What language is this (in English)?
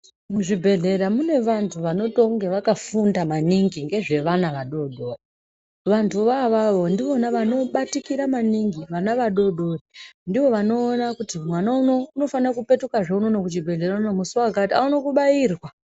Ndau